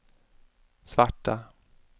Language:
Swedish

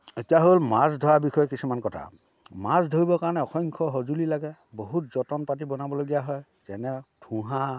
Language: Assamese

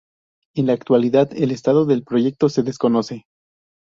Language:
Spanish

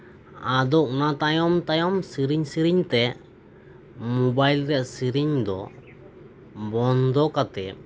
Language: Santali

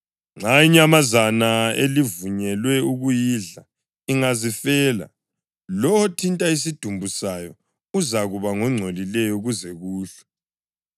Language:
North Ndebele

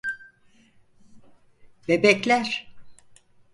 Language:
Turkish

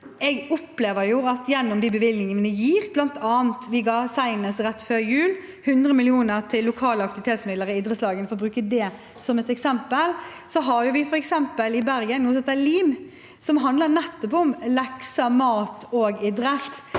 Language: Norwegian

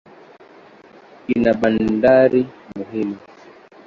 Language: Swahili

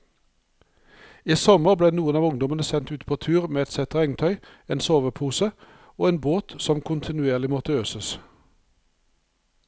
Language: Norwegian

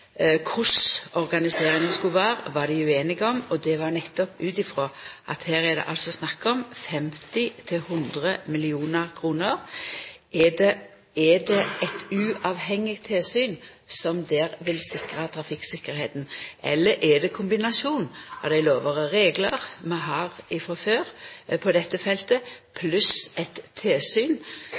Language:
Norwegian Nynorsk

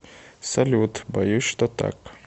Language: Russian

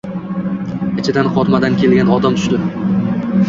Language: Uzbek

